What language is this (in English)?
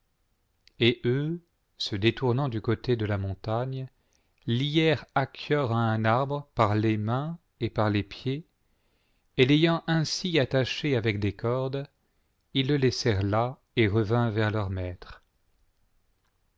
French